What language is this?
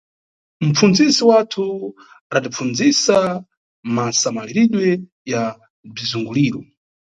Nyungwe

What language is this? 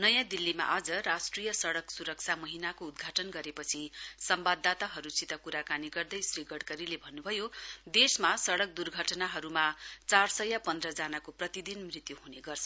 Nepali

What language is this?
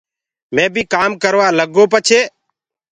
Gurgula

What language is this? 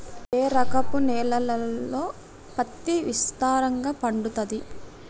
Telugu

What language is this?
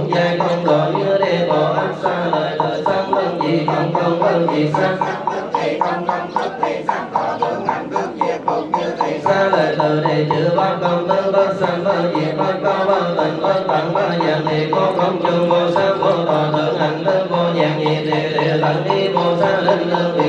Vietnamese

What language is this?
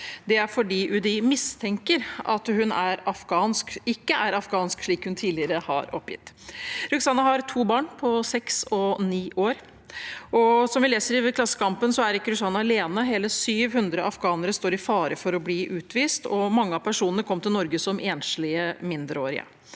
Norwegian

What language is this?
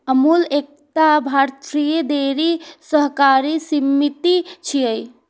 Maithili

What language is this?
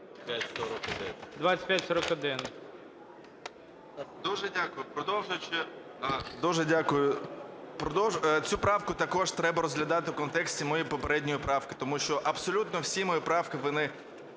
Ukrainian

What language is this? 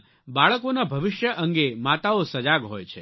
Gujarati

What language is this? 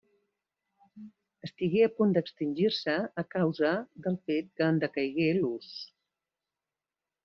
Catalan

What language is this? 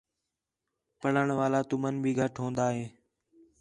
Khetrani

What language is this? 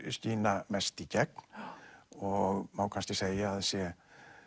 Icelandic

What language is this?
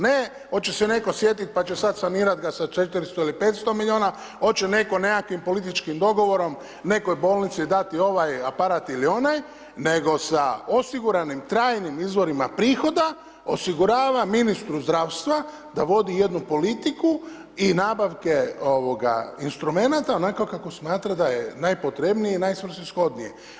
Croatian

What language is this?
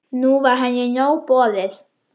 Icelandic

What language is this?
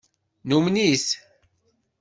Kabyle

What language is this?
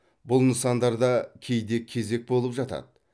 Kazakh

